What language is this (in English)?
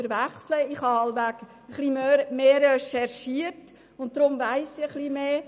Swiss German